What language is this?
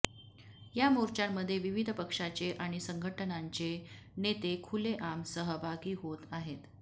Marathi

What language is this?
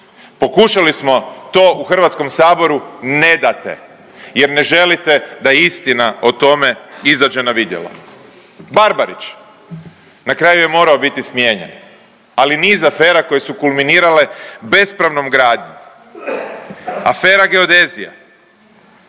Croatian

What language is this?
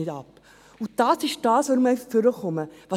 Swiss German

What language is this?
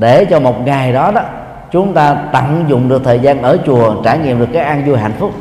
Vietnamese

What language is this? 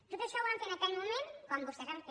Catalan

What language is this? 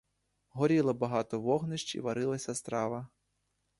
Ukrainian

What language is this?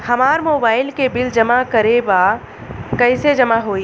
Bhojpuri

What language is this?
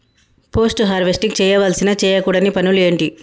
Telugu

